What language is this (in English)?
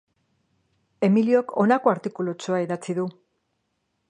Basque